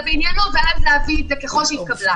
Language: Hebrew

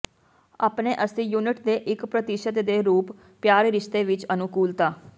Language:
Punjabi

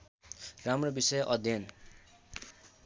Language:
Nepali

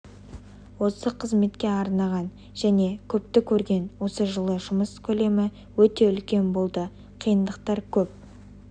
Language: Kazakh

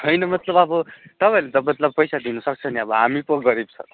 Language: Nepali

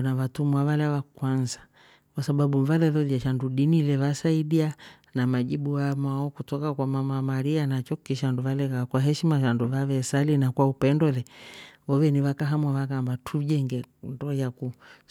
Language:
Rombo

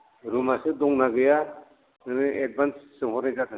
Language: Bodo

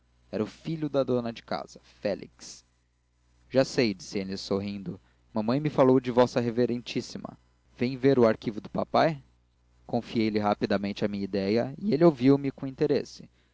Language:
Portuguese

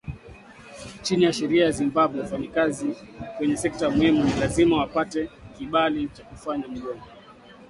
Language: Swahili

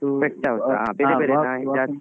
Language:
Kannada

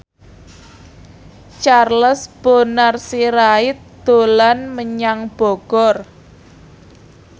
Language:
Javanese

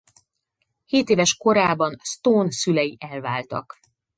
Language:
Hungarian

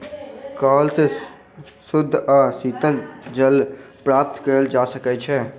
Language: Maithili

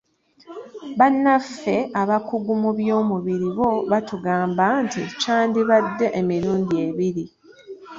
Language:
Ganda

